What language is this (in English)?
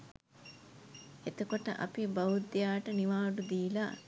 Sinhala